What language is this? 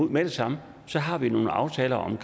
Danish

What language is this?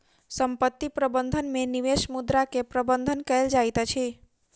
Maithili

